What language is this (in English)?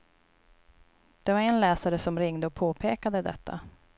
Swedish